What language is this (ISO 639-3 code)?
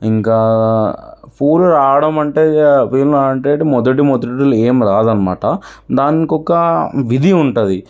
tel